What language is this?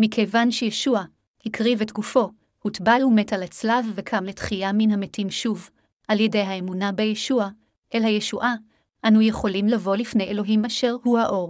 Hebrew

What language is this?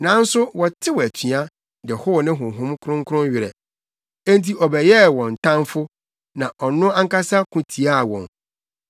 Akan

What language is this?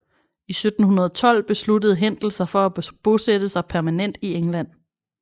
Danish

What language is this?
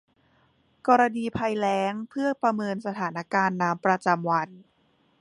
Thai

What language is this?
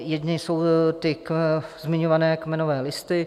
Czech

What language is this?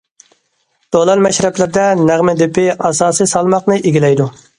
Uyghur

